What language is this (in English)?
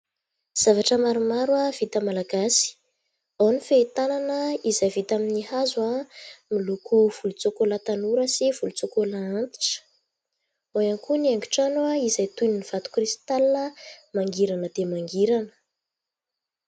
Malagasy